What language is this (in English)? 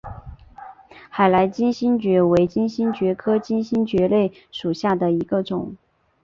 Chinese